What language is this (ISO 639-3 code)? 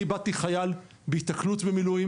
heb